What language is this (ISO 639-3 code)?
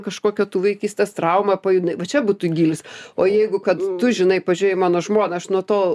lit